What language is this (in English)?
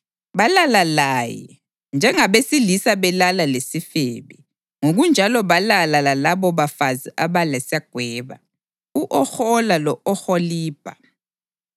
North Ndebele